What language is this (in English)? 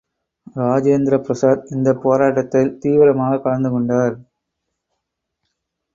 Tamil